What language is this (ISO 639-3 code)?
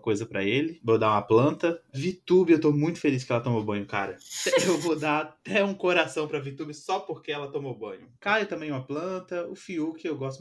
por